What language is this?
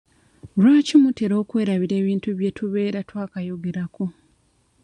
Ganda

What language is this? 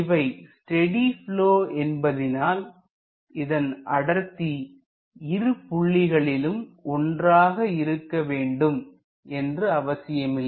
Tamil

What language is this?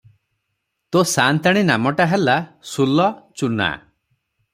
Odia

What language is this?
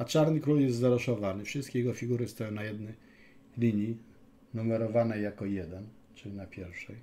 Polish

